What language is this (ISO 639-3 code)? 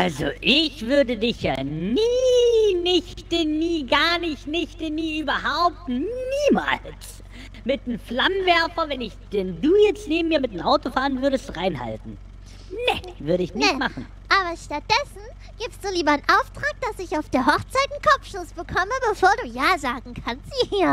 deu